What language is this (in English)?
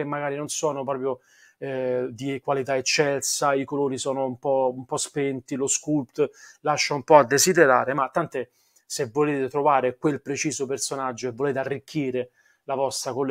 Italian